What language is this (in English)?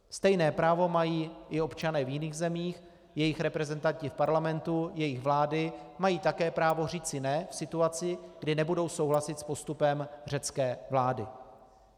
Czech